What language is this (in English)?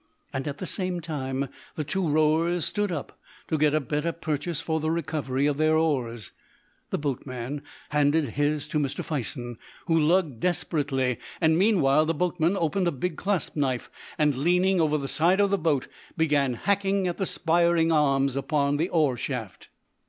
English